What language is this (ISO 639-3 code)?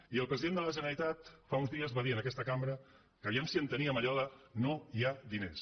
cat